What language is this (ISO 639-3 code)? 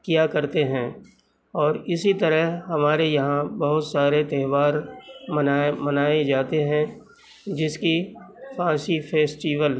urd